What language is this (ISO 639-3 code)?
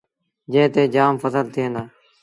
sbn